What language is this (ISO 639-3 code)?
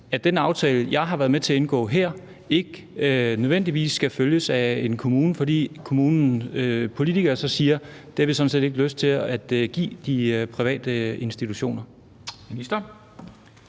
dan